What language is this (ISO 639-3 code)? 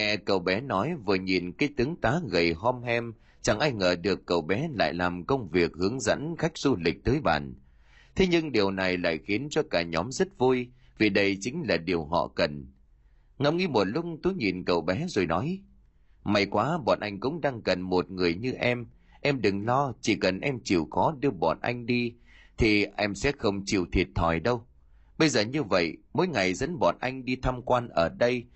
vie